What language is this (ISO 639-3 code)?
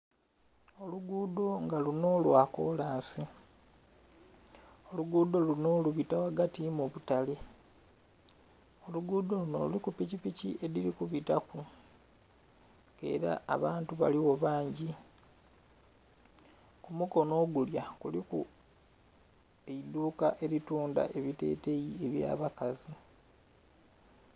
xog